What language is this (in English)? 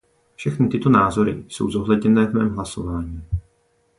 Czech